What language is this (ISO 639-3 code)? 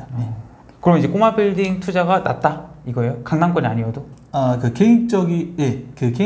kor